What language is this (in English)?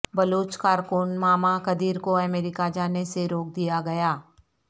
Urdu